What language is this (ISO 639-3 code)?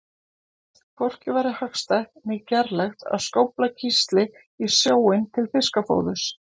isl